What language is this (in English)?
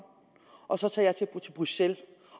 Danish